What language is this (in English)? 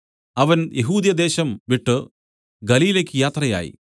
Malayalam